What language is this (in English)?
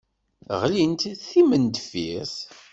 Kabyle